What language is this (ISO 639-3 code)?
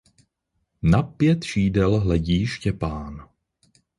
ces